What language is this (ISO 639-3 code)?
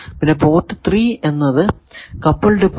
mal